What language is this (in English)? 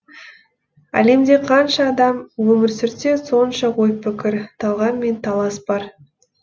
Kazakh